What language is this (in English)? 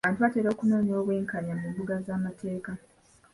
Ganda